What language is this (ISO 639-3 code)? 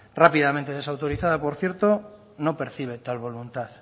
spa